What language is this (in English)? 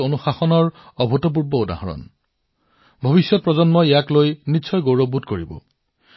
Assamese